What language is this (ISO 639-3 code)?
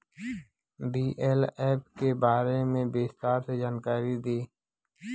bho